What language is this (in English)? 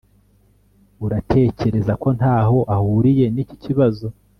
Kinyarwanda